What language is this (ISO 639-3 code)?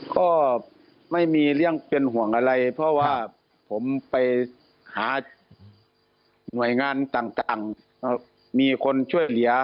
tha